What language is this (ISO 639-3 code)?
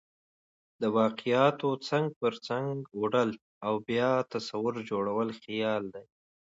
pus